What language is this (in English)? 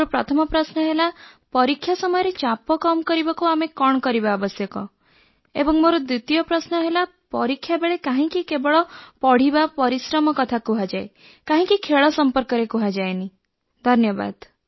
Odia